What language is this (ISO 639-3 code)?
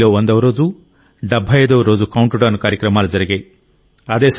tel